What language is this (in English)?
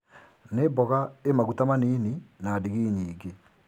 Kikuyu